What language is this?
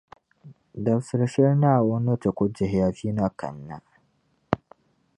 Dagbani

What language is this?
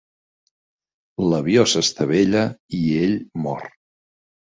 Catalan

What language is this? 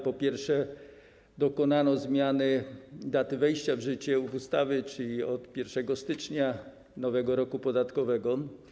Polish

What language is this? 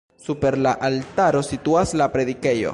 Esperanto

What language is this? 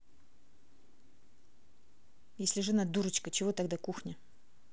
Russian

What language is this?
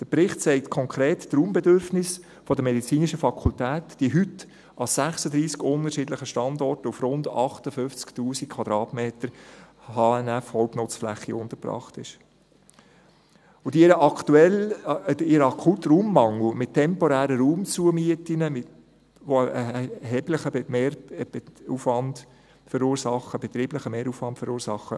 Swiss German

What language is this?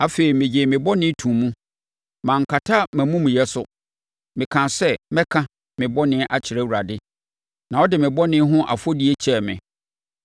Akan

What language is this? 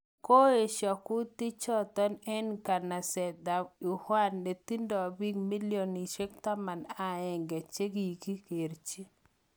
Kalenjin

